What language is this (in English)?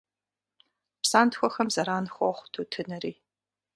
Kabardian